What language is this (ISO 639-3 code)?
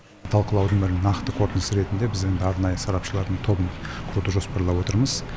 kaz